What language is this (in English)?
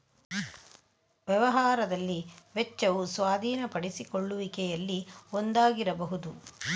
Kannada